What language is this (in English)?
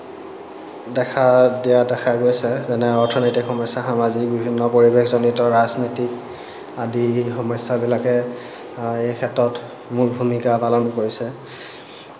Assamese